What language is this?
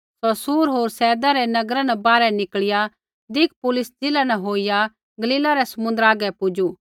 Kullu Pahari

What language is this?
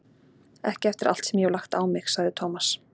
Icelandic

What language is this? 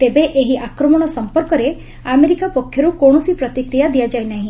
Odia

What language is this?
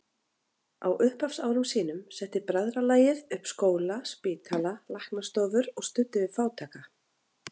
Icelandic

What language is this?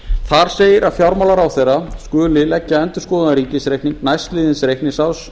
Icelandic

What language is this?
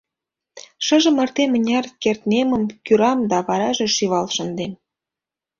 Mari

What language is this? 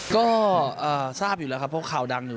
Thai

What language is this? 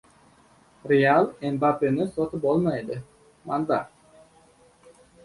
Uzbek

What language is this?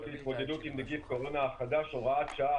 Hebrew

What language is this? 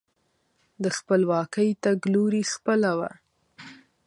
Pashto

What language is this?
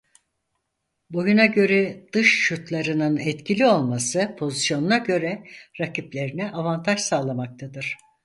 Turkish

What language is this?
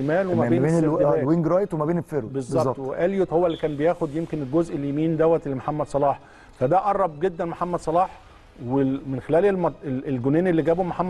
Arabic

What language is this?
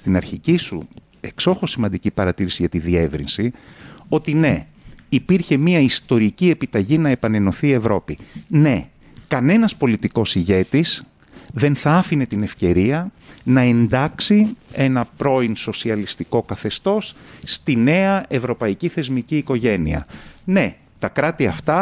Greek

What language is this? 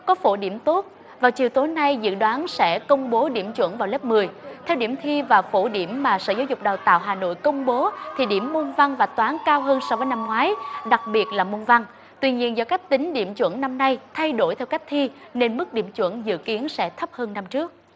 Vietnamese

